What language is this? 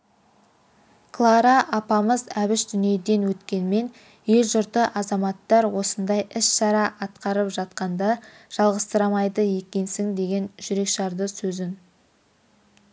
Kazakh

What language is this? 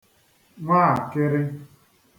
Igbo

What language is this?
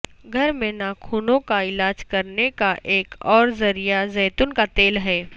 Urdu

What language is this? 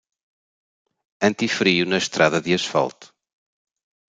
Portuguese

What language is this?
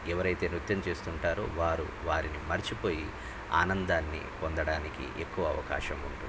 Telugu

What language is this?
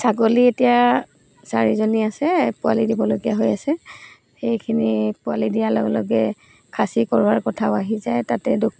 Assamese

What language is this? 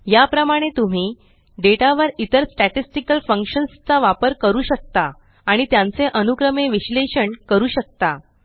Marathi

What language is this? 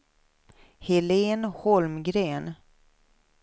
Swedish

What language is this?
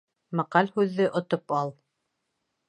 Bashkir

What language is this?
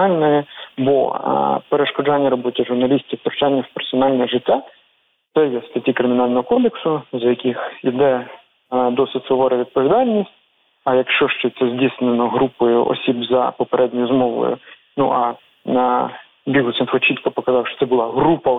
Ukrainian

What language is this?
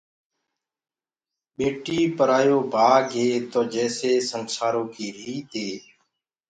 Gurgula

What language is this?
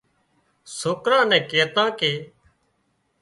Wadiyara Koli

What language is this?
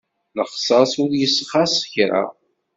Kabyle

